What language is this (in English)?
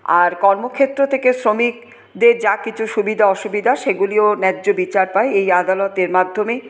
Bangla